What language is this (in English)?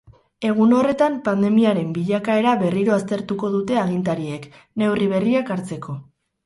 Basque